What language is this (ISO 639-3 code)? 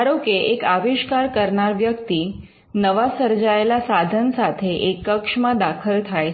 guj